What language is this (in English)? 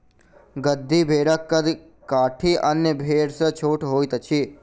Maithili